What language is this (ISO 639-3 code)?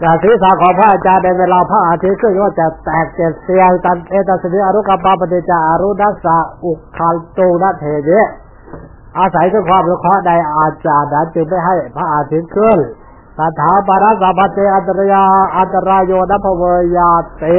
tha